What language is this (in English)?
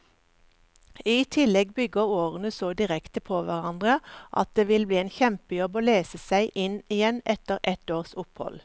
Norwegian